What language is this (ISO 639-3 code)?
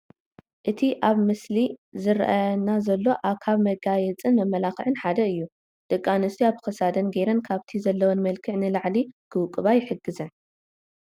tir